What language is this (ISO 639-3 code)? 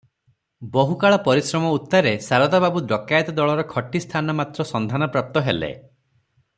ori